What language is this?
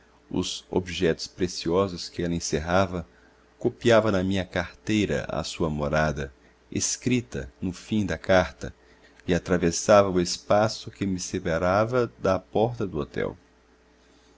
Portuguese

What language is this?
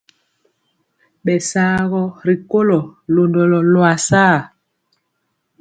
Mpiemo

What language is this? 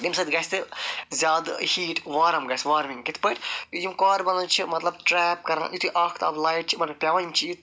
Kashmiri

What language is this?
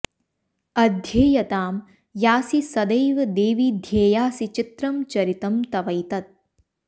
Sanskrit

